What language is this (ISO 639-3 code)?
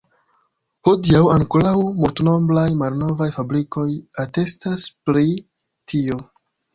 epo